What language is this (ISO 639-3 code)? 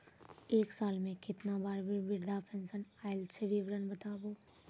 mai